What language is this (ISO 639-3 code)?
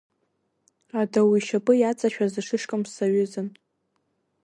abk